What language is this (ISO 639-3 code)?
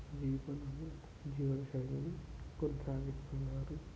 tel